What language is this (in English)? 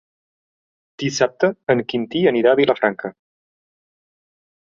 Catalan